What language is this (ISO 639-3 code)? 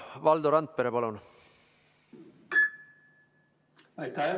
est